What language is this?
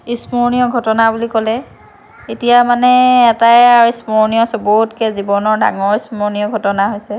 Assamese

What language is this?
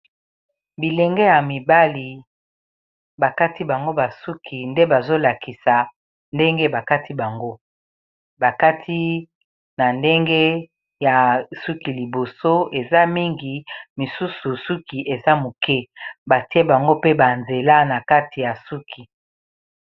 Lingala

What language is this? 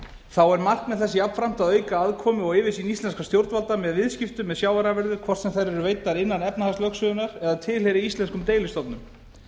Icelandic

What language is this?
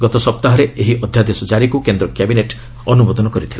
Odia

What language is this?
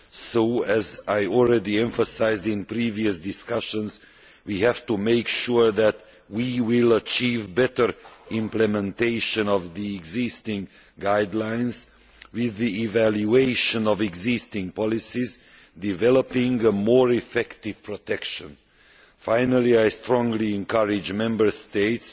English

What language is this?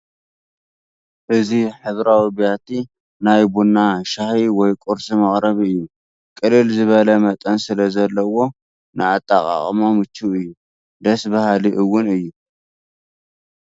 Tigrinya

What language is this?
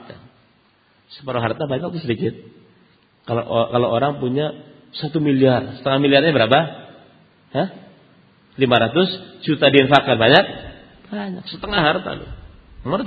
Indonesian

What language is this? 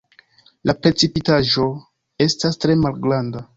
Esperanto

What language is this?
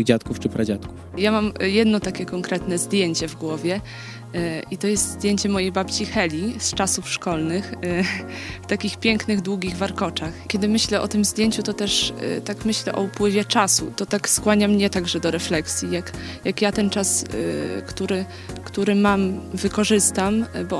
Polish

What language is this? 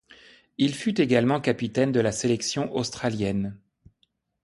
French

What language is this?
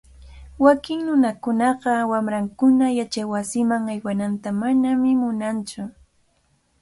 Cajatambo North Lima Quechua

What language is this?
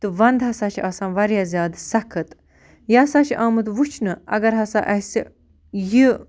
Kashmiri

